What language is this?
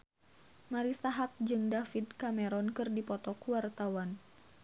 Sundanese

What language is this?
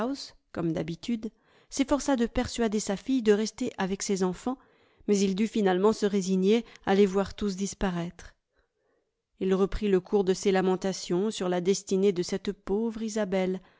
French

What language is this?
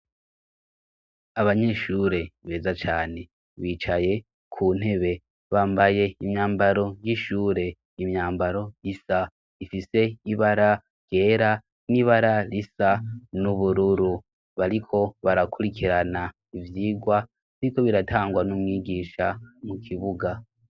Rundi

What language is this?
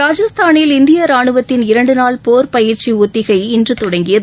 Tamil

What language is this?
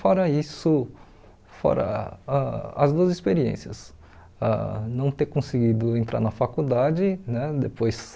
Portuguese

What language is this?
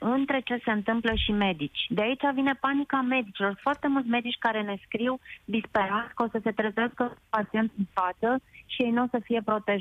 Romanian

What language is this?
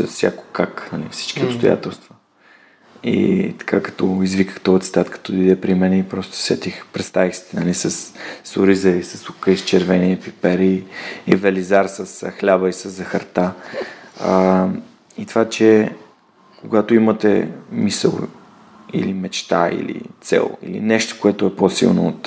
Bulgarian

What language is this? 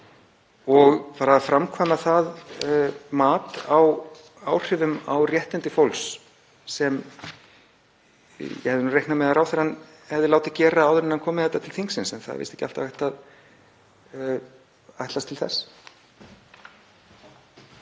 Icelandic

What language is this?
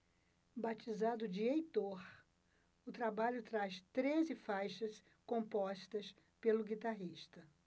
Portuguese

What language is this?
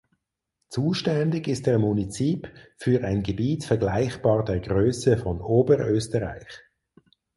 German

